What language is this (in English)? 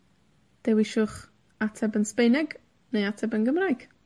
Welsh